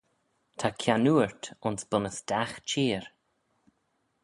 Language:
Manx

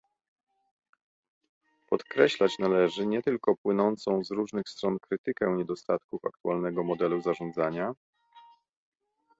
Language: Polish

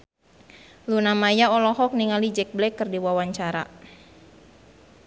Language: Sundanese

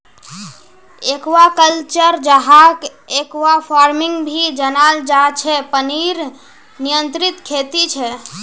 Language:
Magahi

